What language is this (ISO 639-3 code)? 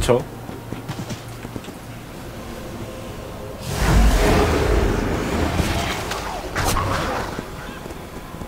kor